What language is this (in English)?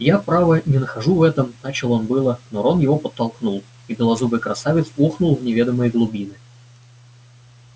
Russian